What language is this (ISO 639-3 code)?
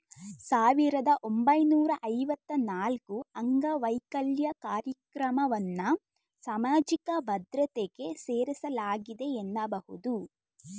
kan